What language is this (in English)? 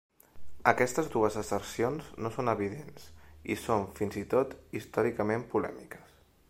Catalan